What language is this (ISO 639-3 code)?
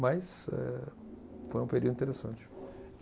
por